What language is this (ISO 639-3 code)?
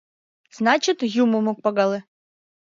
chm